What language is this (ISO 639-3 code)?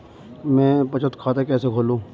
hin